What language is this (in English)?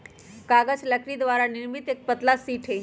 Magahi